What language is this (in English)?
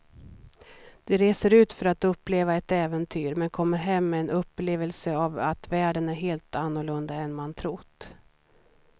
Swedish